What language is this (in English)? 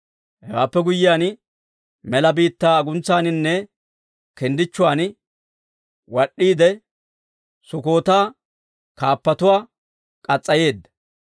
Dawro